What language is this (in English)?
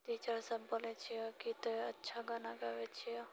Maithili